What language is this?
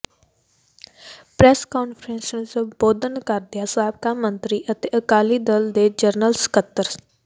Punjabi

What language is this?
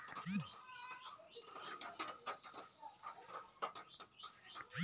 Magahi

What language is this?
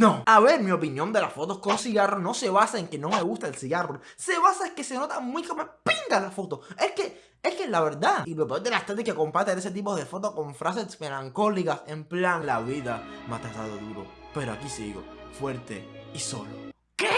Spanish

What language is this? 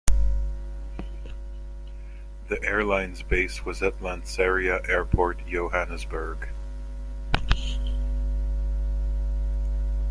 English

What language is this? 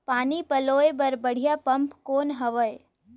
Chhattisgarhi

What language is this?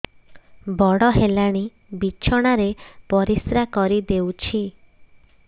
Odia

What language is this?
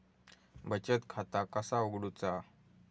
Marathi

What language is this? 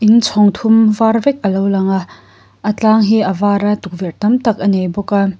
Mizo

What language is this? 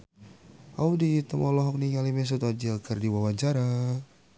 Sundanese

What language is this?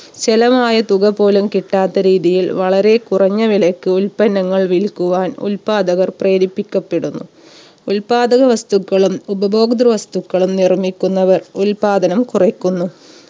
Malayalam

